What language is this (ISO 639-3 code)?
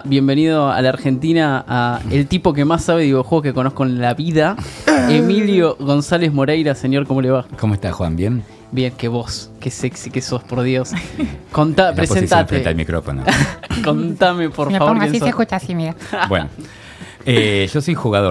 spa